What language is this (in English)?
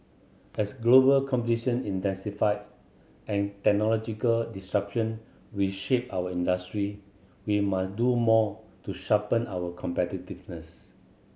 English